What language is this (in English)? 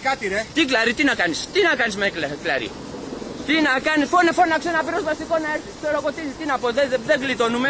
Greek